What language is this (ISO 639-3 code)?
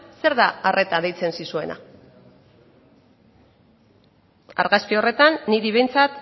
eus